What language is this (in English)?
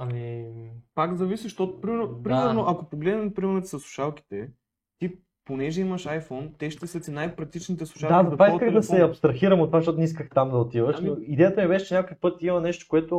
Bulgarian